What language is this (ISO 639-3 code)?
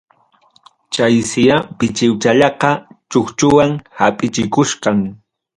quy